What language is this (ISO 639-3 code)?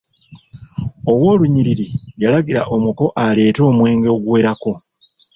lug